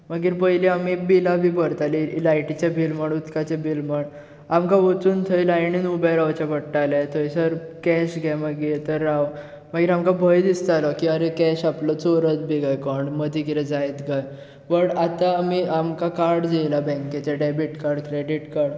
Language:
Konkani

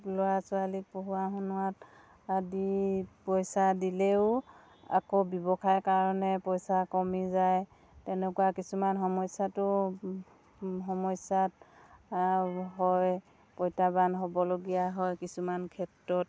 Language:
Assamese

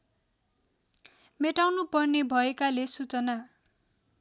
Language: Nepali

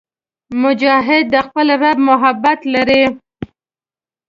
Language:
Pashto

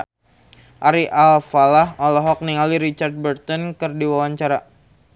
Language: Sundanese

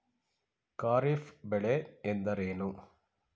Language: Kannada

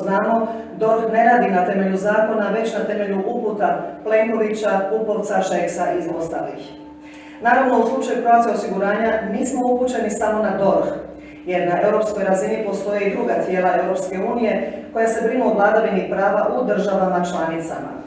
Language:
Croatian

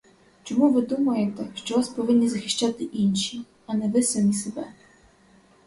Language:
Ukrainian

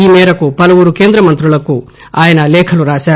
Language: Telugu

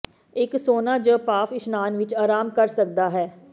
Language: Punjabi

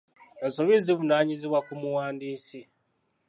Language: Ganda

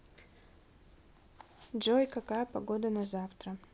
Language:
Russian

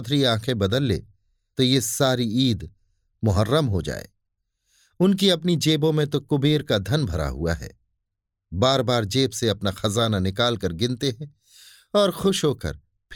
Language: Hindi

